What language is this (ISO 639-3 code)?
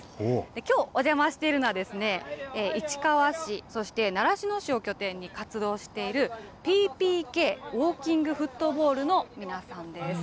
jpn